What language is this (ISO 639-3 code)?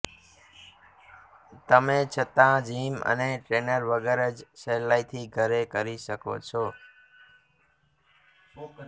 guj